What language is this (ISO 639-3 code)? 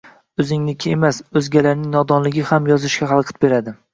uzb